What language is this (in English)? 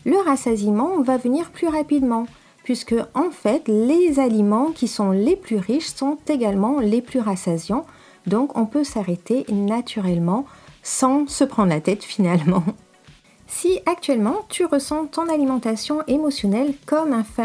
French